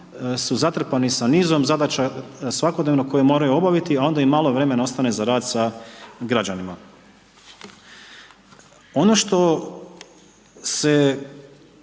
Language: Croatian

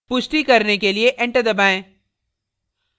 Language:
Hindi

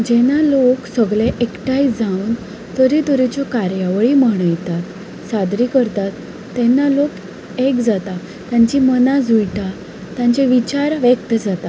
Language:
Konkani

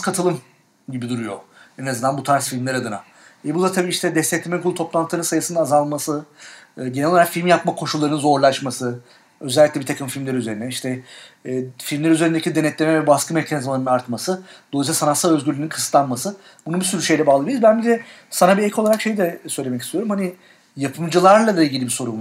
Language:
Turkish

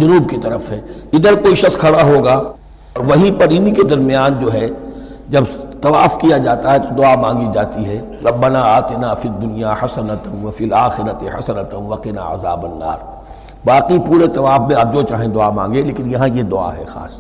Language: Urdu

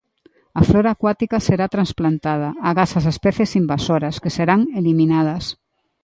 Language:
Galician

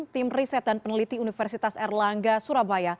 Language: Indonesian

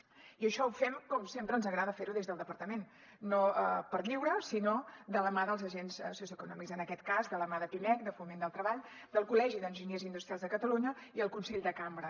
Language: Catalan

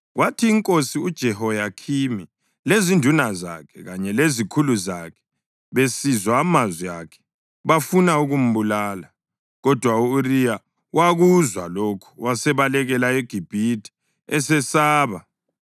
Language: North Ndebele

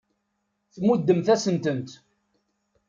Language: Kabyle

